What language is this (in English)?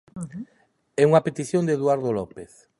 Galician